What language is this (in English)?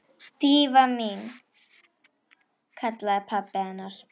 Icelandic